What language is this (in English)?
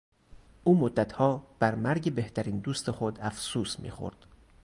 Persian